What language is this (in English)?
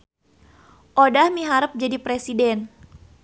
Sundanese